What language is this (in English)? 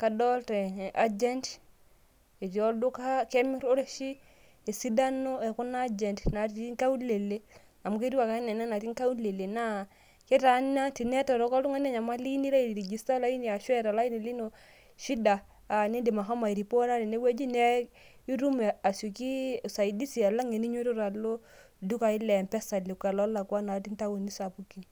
Masai